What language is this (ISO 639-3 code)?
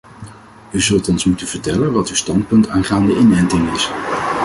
nld